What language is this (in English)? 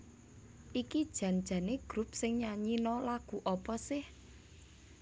Javanese